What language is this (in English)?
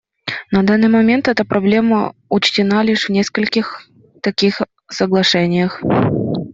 Russian